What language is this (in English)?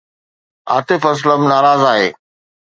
Sindhi